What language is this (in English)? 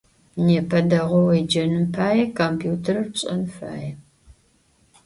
Adyghe